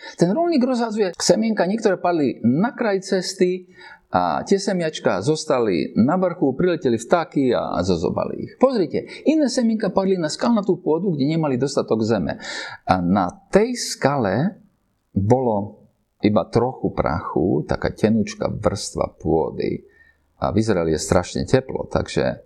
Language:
Slovak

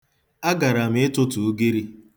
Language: Igbo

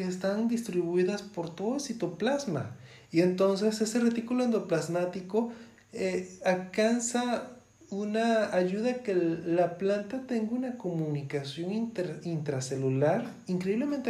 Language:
Spanish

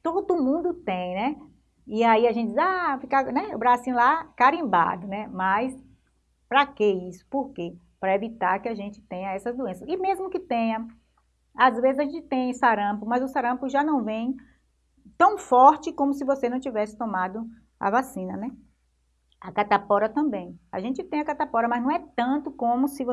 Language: Portuguese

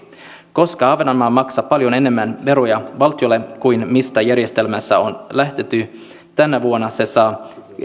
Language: Finnish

